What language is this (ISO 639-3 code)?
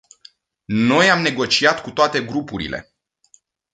ron